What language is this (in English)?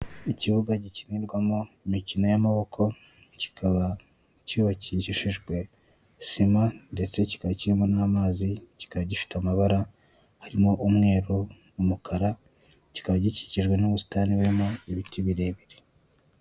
Kinyarwanda